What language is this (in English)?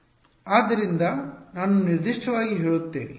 Kannada